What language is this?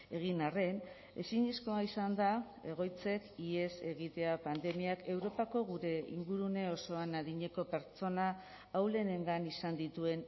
Basque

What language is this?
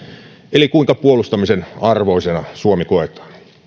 Finnish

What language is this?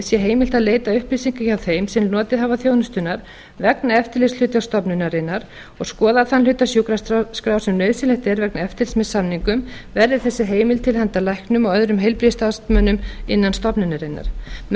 Icelandic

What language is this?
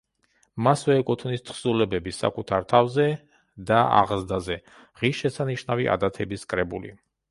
Georgian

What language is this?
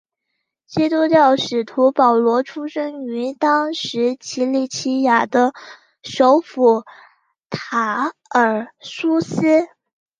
Chinese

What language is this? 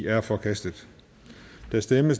Danish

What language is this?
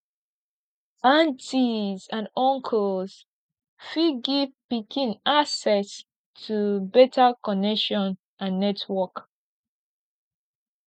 Nigerian Pidgin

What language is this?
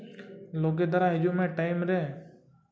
Santali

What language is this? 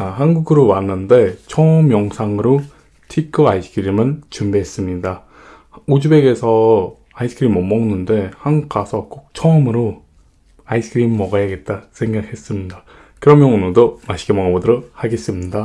Korean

